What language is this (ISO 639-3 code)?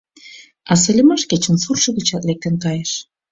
chm